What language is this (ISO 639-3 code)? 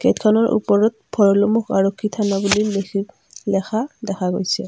asm